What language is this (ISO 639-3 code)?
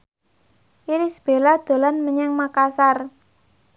jav